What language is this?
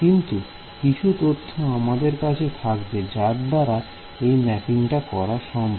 Bangla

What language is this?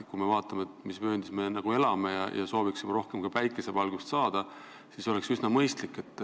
Estonian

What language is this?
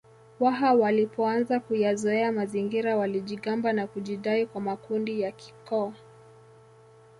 Swahili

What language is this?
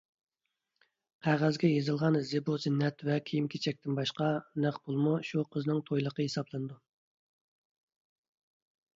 Uyghur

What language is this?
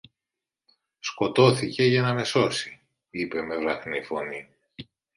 Greek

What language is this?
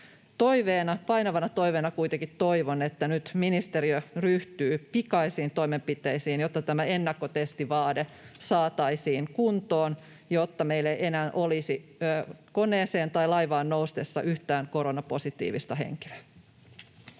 Finnish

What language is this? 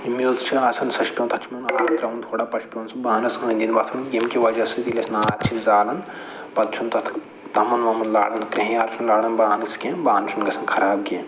Kashmiri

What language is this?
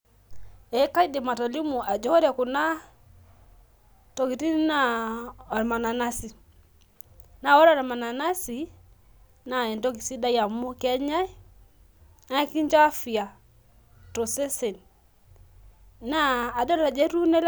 Masai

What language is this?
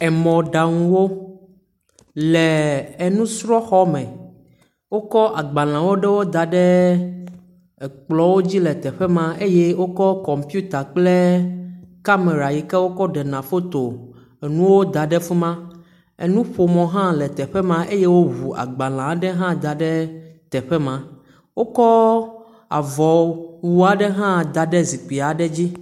Ewe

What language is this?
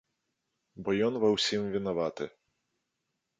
Belarusian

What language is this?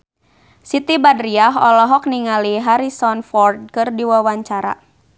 Sundanese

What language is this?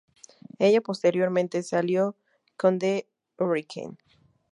Spanish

